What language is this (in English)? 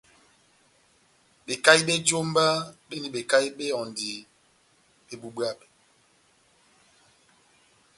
Batanga